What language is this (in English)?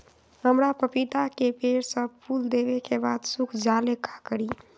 Magahi